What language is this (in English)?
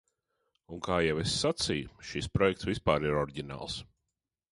Latvian